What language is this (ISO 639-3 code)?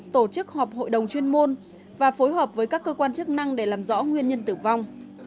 vie